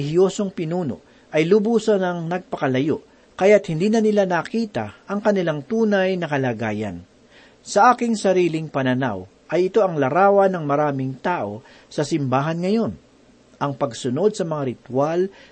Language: Filipino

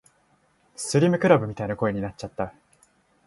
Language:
Japanese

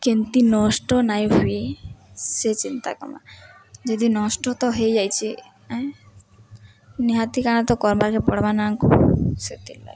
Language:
Odia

